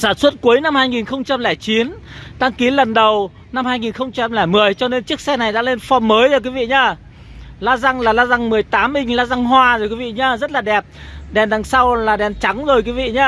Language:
Vietnamese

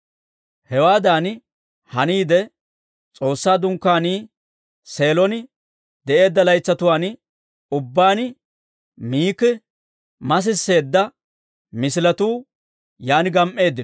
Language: Dawro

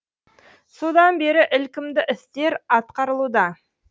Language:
Kazakh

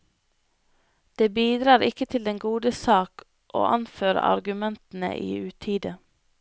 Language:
Norwegian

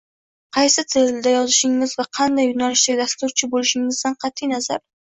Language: Uzbek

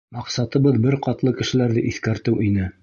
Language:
Bashkir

